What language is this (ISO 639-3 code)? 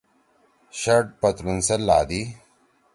trw